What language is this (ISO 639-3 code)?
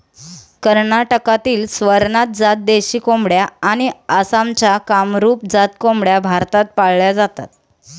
mar